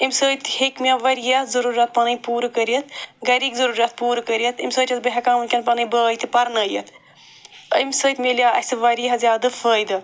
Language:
Kashmiri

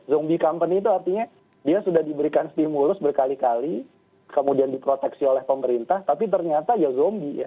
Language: Indonesian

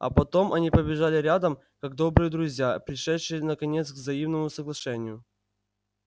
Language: Russian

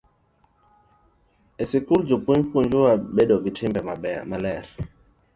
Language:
Luo (Kenya and Tanzania)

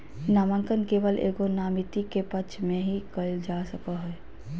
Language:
Magahi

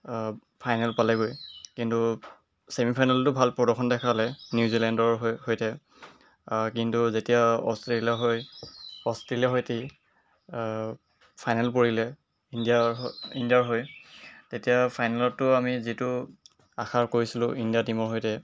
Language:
Assamese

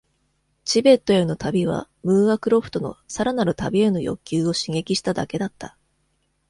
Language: Japanese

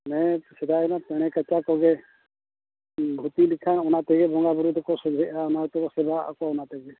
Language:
Santali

